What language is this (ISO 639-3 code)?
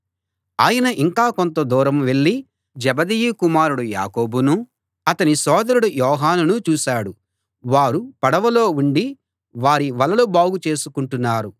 tel